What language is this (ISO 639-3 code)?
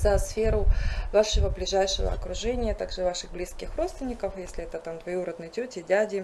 rus